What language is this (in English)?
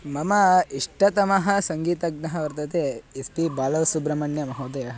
Sanskrit